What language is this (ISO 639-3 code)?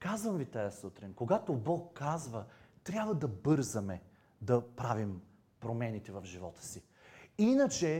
bul